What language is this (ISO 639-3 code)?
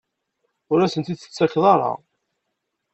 kab